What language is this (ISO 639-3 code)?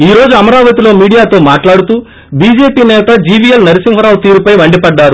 tel